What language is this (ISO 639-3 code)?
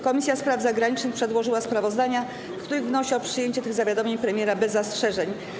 pol